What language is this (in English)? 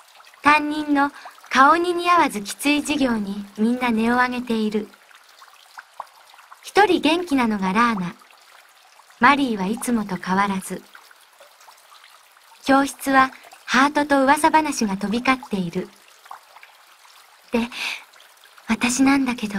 Japanese